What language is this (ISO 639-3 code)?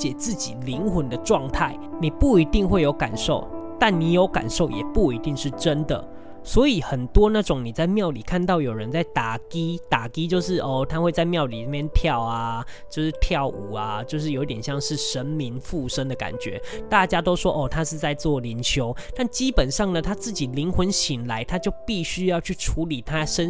zho